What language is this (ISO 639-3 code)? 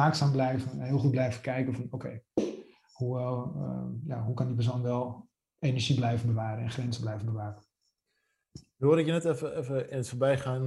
nld